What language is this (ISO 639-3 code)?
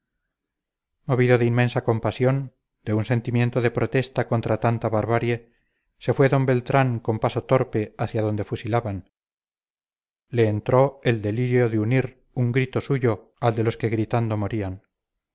spa